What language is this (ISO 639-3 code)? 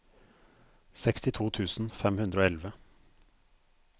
nor